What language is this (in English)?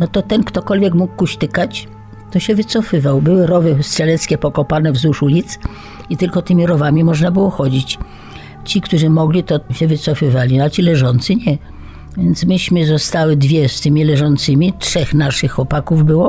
Polish